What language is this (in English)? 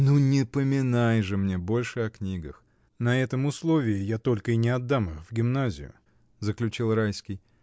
Russian